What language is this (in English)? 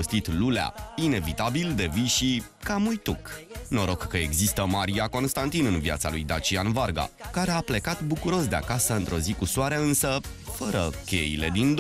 Romanian